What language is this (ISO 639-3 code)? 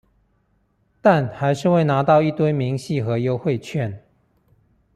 zho